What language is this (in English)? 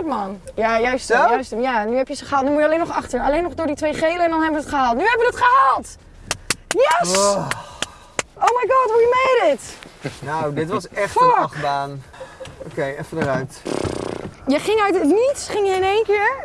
Dutch